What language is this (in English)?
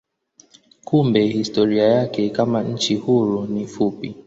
Swahili